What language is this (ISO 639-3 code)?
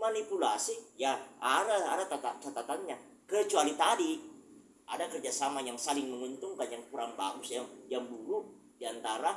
ind